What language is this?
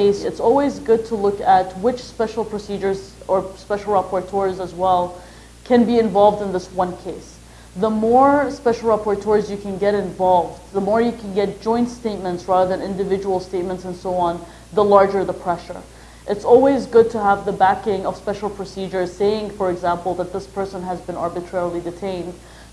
English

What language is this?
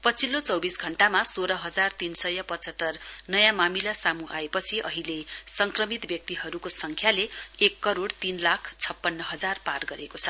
Nepali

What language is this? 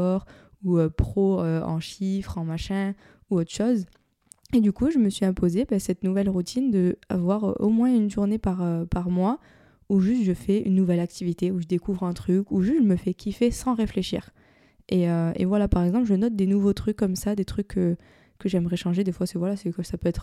French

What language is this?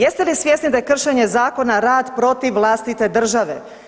Croatian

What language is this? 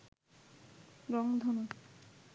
Bangla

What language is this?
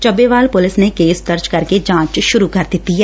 Punjabi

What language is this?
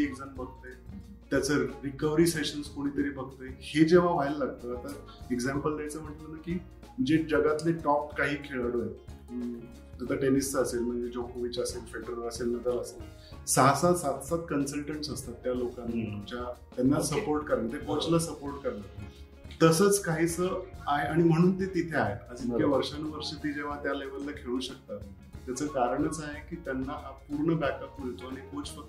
Marathi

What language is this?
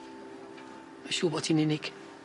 Welsh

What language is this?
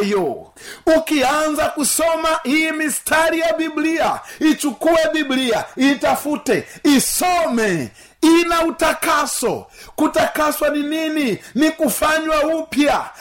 Swahili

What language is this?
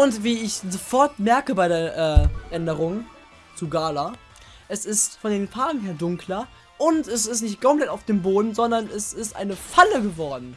German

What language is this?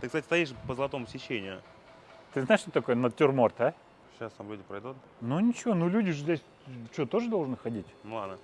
Russian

